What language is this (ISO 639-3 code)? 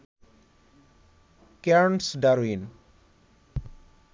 ben